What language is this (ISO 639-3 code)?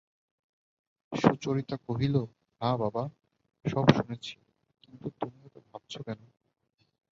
ben